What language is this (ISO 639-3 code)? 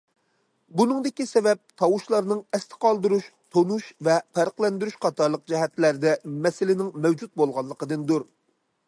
uig